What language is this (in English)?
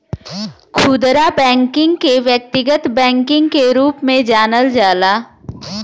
Bhojpuri